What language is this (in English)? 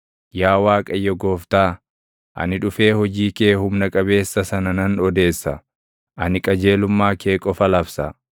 Oromo